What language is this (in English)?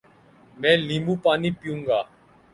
Urdu